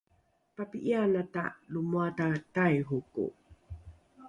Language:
Rukai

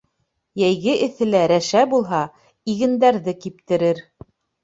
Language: Bashkir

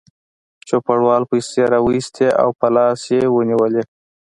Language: Pashto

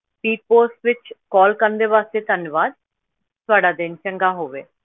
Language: Punjabi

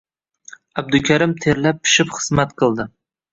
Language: Uzbek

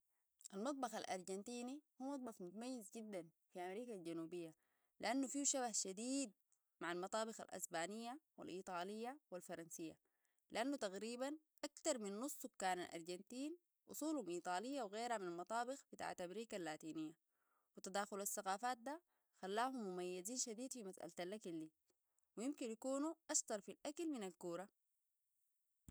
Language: Sudanese Arabic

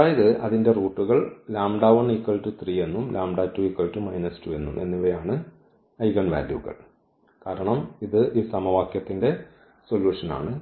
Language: Malayalam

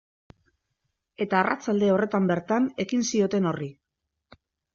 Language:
Basque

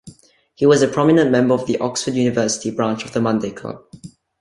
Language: English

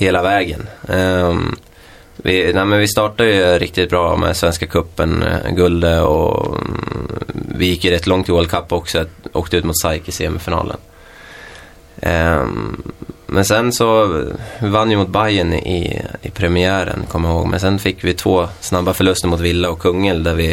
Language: Swedish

